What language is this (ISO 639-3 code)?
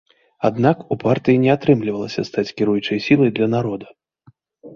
bel